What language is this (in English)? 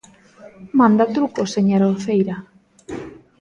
Galician